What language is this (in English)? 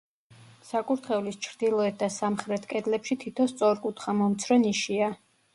Georgian